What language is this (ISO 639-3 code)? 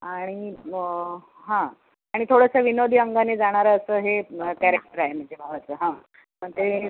mar